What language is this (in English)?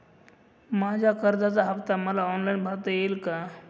Marathi